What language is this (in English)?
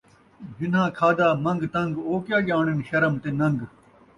Saraiki